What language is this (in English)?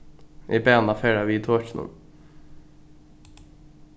Faroese